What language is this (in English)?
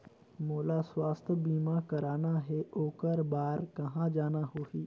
Chhattisgarhi